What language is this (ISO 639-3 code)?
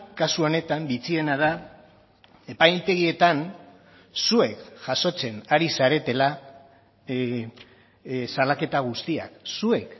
eus